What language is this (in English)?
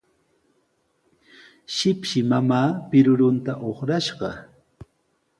Sihuas Ancash Quechua